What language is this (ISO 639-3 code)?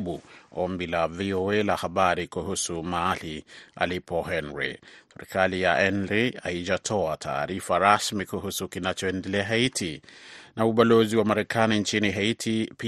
swa